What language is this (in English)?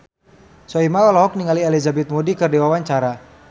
Sundanese